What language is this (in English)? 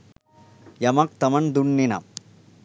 Sinhala